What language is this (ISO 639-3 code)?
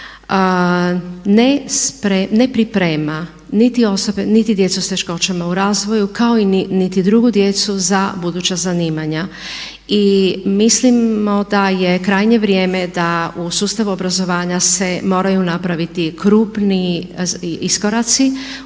hrv